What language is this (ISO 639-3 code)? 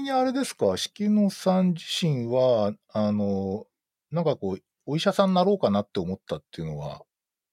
jpn